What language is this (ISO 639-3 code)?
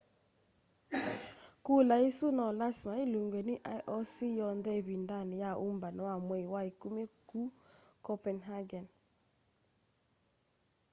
kam